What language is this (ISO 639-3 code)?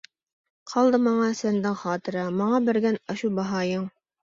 uig